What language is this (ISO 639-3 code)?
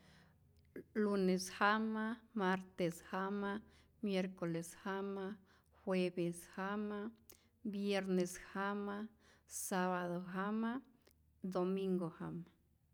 zor